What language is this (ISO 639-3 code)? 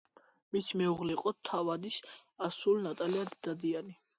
kat